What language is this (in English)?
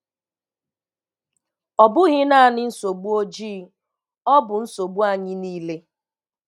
Igbo